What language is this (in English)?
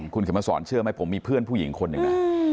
Thai